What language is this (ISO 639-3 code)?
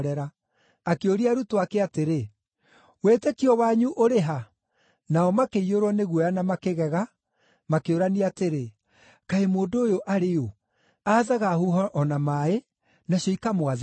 kik